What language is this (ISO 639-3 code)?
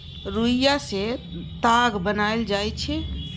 mai